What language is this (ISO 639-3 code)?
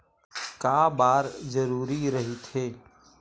hne